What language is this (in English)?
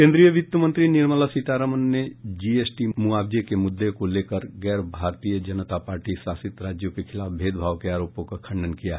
Hindi